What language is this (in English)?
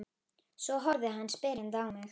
Icelandic